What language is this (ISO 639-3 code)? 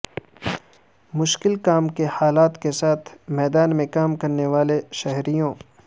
urd